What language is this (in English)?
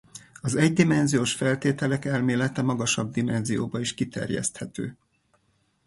Hungarian